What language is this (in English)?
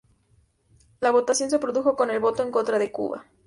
Spanish